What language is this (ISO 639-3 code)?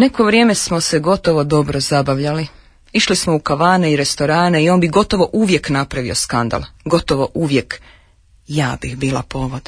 hrv